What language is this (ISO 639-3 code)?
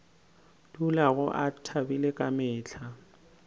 nso